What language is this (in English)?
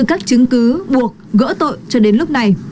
Vietnamese